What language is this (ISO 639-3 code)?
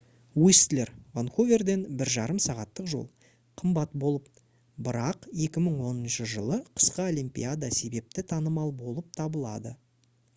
kaz